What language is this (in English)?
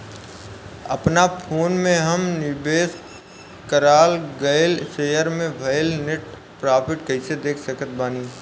Bhojpuri